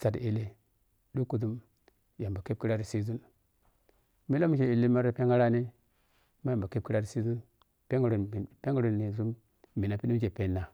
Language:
Piya-Kwonci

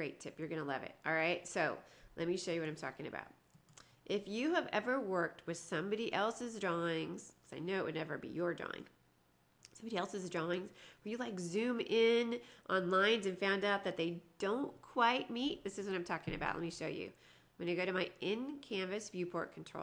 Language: English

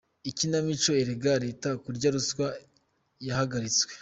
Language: Kinyarwanda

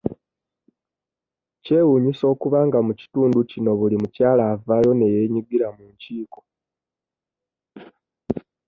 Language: Ganda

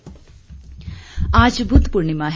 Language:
Hindi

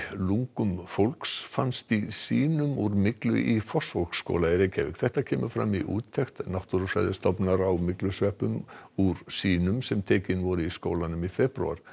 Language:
Icelandic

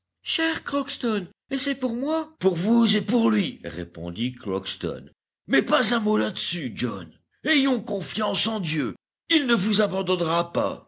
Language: French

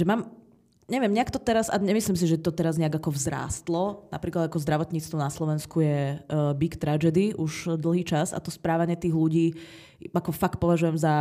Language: Czech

